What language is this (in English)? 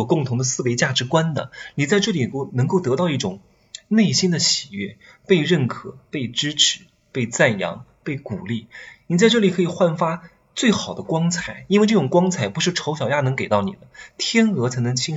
Chinese